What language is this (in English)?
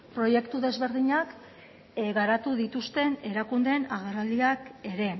Basque